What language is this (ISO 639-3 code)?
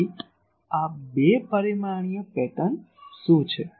guj